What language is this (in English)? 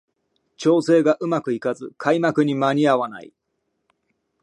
Japanese